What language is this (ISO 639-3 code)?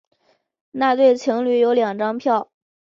zho